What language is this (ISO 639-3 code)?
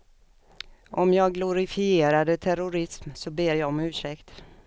swe